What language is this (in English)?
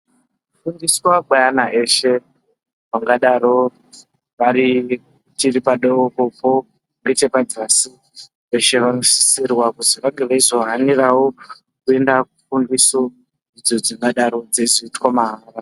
Ndau